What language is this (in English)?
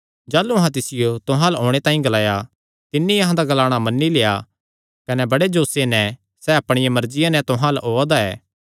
Kangri